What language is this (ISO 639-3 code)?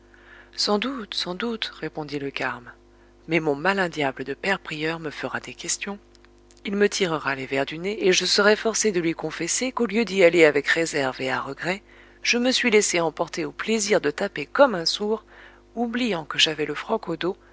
fra